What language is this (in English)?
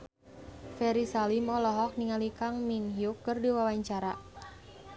Sundanese